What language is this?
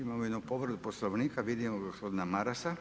Croatian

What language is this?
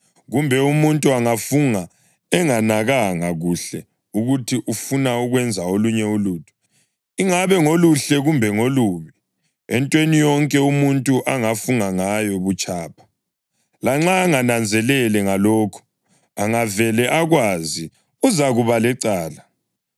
North Ndebele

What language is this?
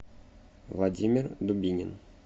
Russian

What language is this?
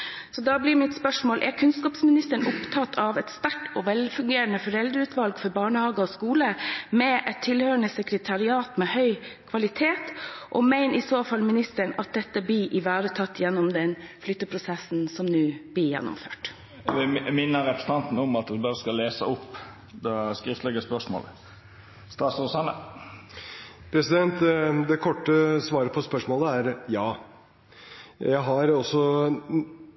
Norwegian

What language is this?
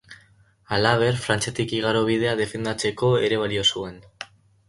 Basque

